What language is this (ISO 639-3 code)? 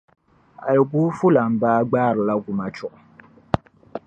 dag